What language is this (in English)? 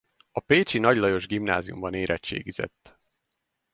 Hungarian